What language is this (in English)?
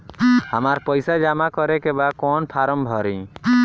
Bhojpuri